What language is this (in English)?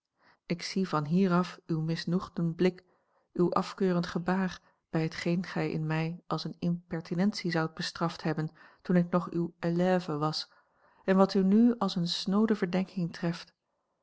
Dutch